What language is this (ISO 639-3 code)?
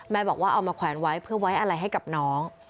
tha